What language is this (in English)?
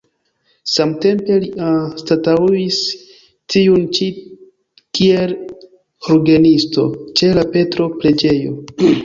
Esperanto